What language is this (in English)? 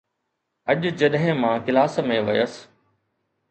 Sindhi